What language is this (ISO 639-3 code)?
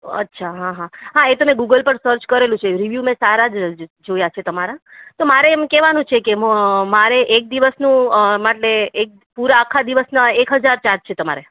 guj